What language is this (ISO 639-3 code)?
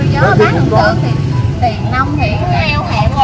vie